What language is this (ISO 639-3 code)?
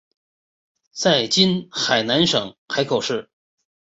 zho